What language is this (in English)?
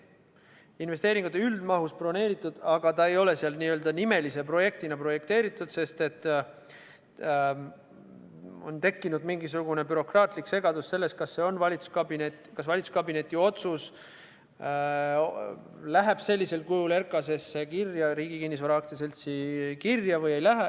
Estonian